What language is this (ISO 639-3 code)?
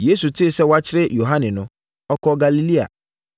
aka